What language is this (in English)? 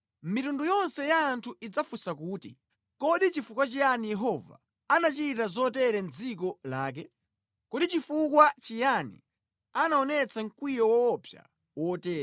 Nyanja